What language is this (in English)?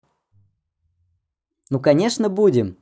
Russian